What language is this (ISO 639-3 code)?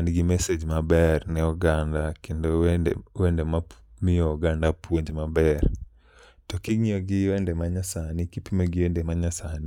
luo